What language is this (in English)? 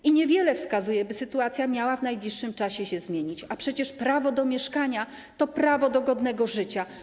Polish